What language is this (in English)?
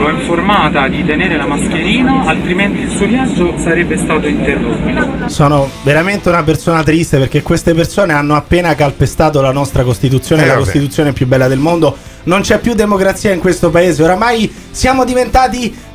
Italian